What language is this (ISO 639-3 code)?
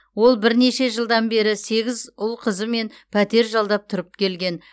kaz